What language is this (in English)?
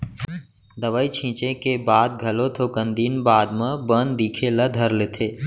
Chhattisgarhi